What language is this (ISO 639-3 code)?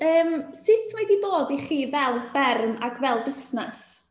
cym